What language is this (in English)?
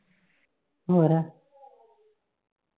Punjabi